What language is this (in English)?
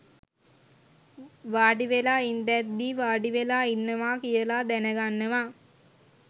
Sinhala